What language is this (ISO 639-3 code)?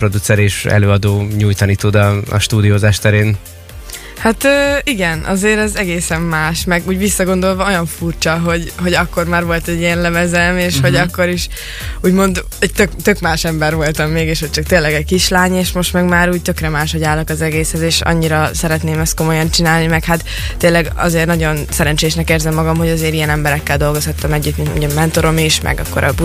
hun